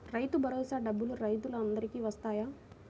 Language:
Telugu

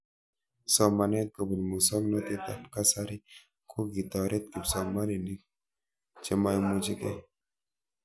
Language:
Kalenjin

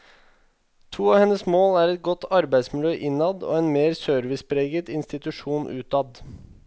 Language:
Norwegian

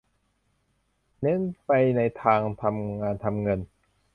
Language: Thai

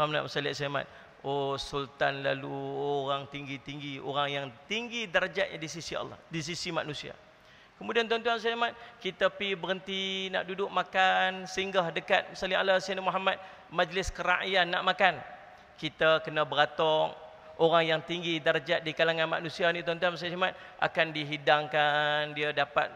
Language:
Malay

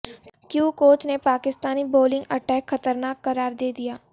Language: Urdu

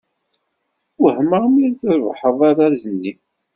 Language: Kabyle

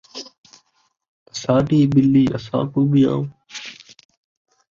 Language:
Saraiki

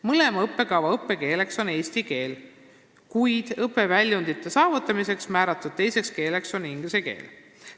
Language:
Estonian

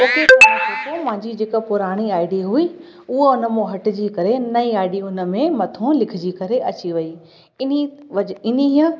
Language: Sindhi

